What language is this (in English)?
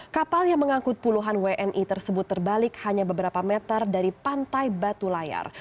Indonesian